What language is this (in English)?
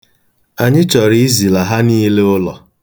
Igbo